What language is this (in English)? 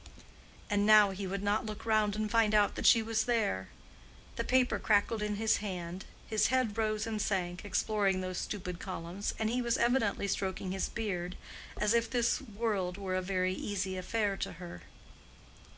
English